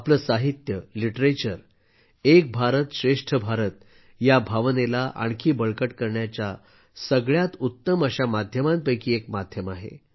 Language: Marathi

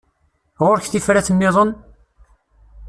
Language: Kabyle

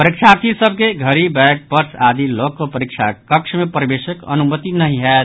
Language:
Maithili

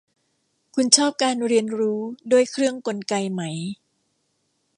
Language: Thai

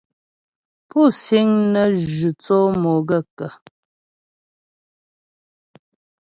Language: Ghomala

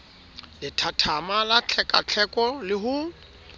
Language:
Southern Sotho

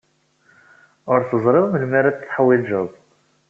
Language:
Kabyle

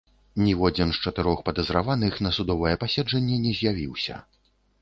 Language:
Belarusian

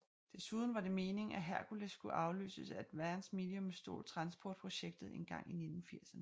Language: Danish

